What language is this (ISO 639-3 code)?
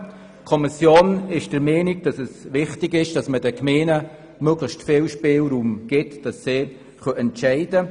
gsw